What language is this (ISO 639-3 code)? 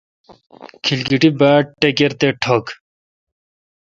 xka